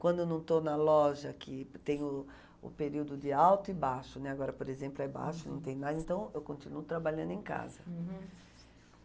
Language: Portuguese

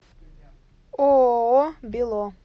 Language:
Russian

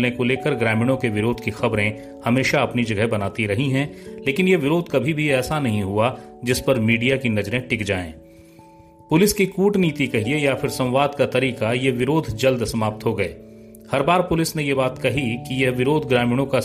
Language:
Hindi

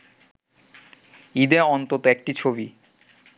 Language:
Bangla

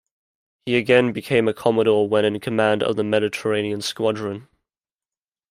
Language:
English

